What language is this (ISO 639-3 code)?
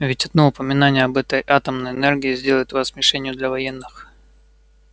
rus